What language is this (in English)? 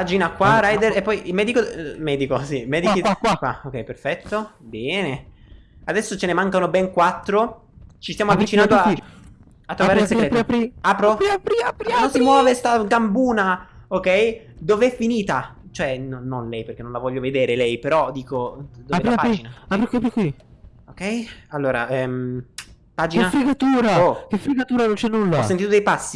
Italian